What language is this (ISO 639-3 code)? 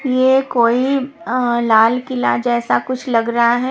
hin